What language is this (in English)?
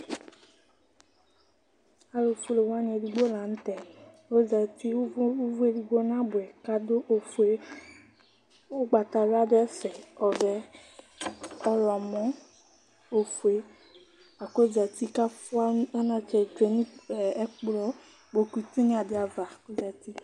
Ikposo